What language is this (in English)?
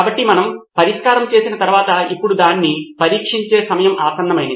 Telugu